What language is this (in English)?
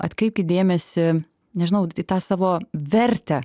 Lithuanian